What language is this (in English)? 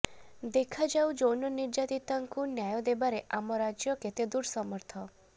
Odia